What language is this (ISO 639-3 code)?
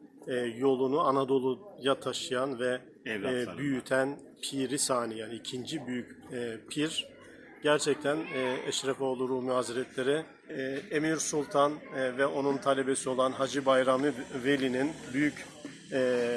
tur